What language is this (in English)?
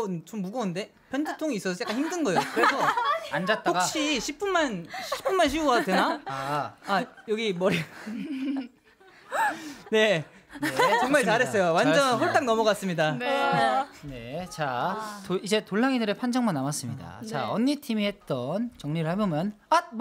Korean